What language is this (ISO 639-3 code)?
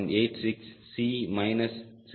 tam